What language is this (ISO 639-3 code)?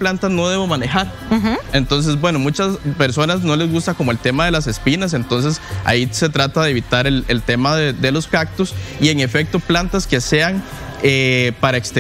spa